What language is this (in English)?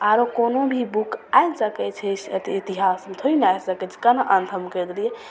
Maithili